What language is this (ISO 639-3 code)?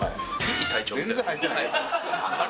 jpn